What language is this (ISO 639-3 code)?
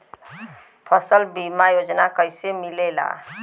bho